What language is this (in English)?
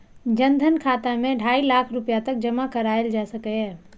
Maithili